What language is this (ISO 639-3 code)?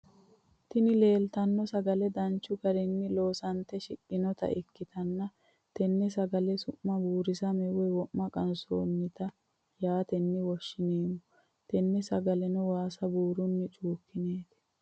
sid